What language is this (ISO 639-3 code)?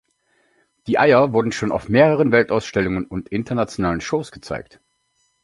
deu